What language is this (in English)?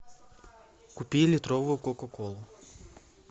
Russian